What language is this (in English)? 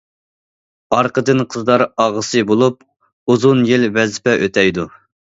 Uyghur